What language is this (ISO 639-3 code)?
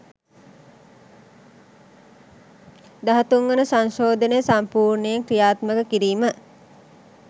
sin